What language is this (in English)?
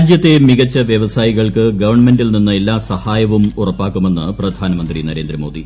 Malayalam